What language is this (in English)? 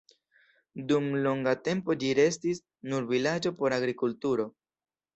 Esperanto